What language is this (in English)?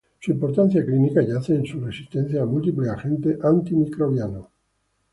Spanish